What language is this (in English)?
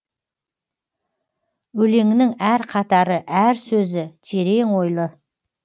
Kazakh